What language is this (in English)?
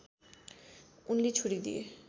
Nepali